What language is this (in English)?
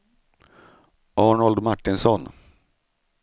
Swedish